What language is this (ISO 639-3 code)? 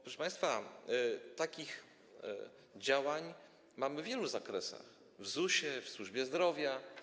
pol